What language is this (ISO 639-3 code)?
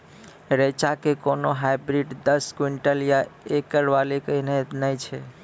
mai